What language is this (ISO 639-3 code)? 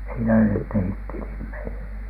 fin